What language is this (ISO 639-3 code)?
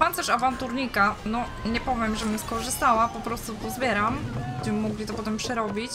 pol